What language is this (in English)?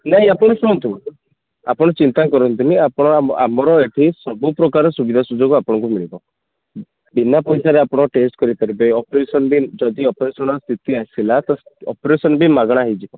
Odia